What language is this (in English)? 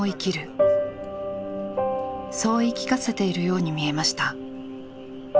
Japanese